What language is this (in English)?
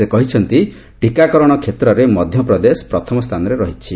Odia